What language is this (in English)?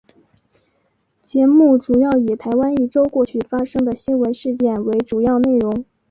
Chinese